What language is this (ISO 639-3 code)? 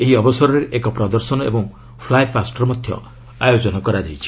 ori